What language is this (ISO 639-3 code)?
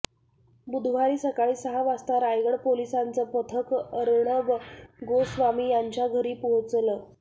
mar